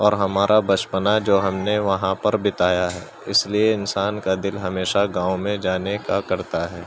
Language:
Urdu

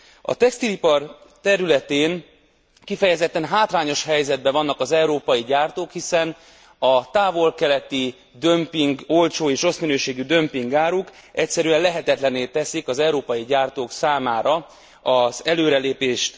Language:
Hungarian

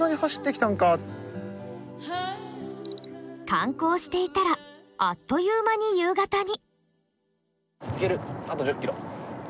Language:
Japanese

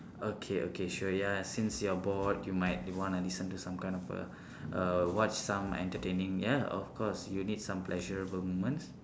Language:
English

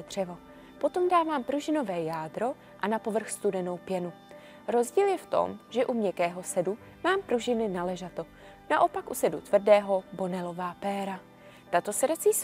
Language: Czech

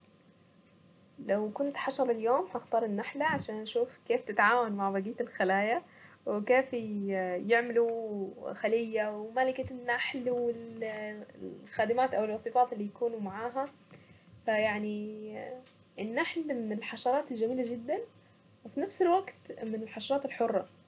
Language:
Saidi Arabic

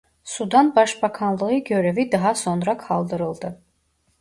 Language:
Turkish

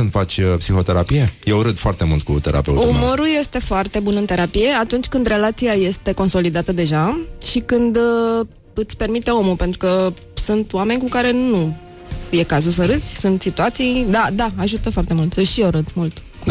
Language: Romanian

